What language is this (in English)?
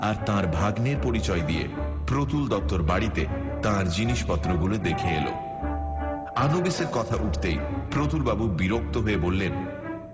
Bangla